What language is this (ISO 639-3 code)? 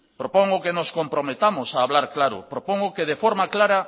spa